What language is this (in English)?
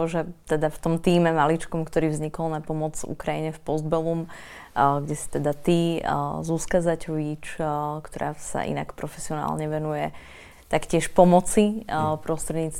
Slovak